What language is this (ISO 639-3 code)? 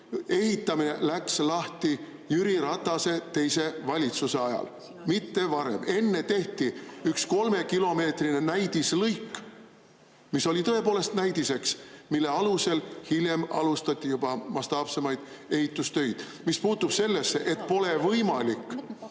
est